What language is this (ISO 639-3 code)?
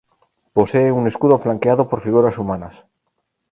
spa